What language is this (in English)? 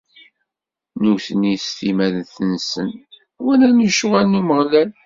Kabyle